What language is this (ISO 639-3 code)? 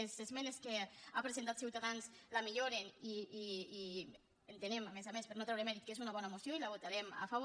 cat